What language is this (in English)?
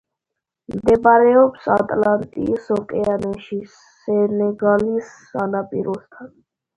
Georgian